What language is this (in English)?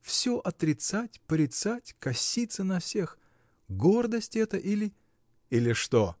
Russian